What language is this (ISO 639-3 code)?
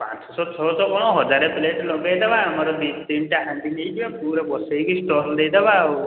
ori